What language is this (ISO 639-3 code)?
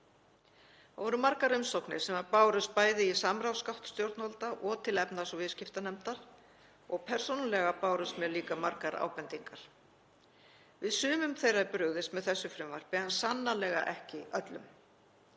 isl